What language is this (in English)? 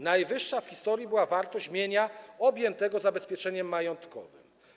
Polish